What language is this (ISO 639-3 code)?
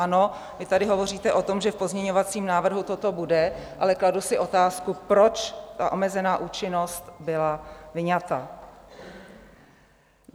ces